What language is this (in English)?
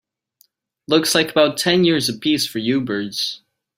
English